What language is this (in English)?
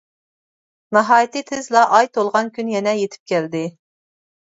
Uyghur